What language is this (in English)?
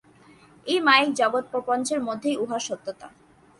Bangla